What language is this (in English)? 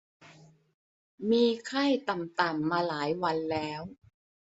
Thai